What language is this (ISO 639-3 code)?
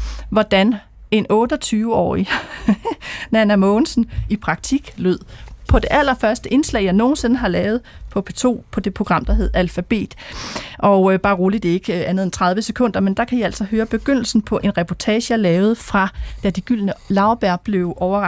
dan